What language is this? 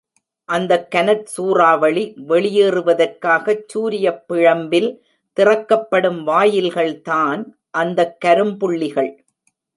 Tamil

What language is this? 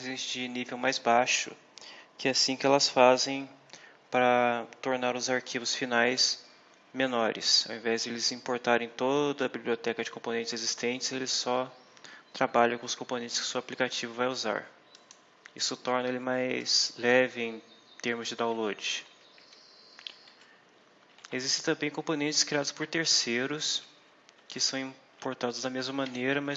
Portuguese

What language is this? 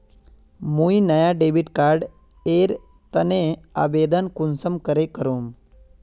Magahi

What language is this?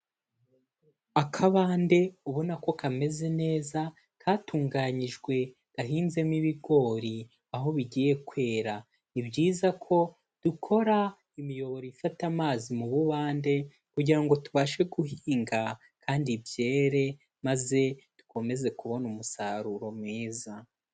Kinyarwanda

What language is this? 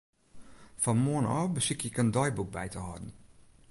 Western Frisian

